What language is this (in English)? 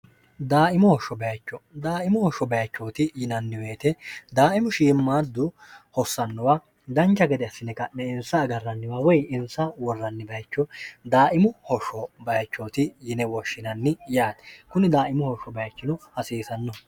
Sidamo